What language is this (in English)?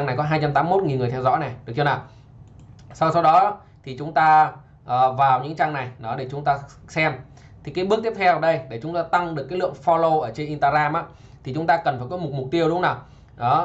Vietnamese